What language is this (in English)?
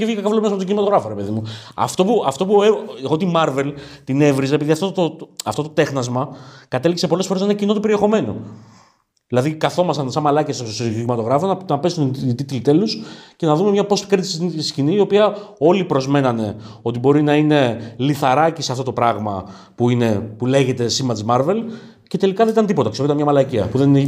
Greek